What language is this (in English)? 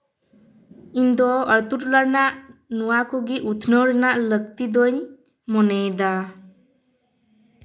Santali